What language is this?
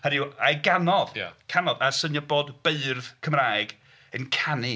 Welsh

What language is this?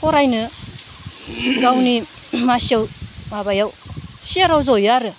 Bodo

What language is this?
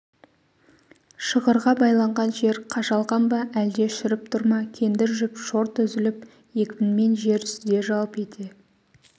Kazakh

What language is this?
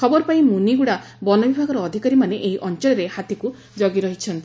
Odia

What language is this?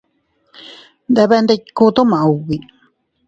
Teutila Cuicatec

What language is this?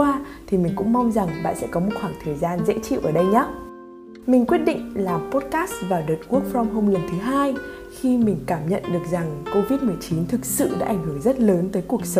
Vietnamese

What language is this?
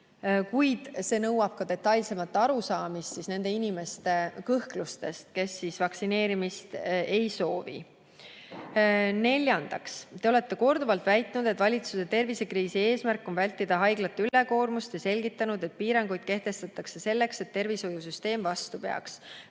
Estonian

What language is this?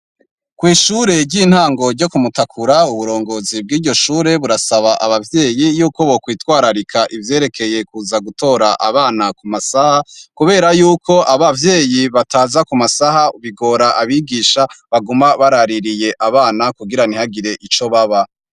Rundi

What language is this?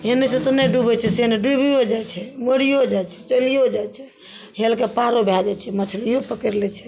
Maithili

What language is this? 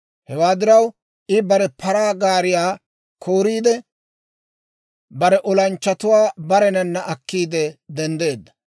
Dawro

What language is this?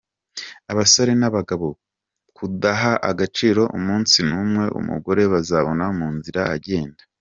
Kinyarwanda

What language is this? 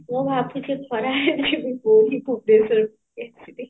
Odia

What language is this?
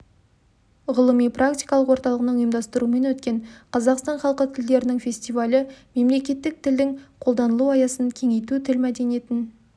Kazakh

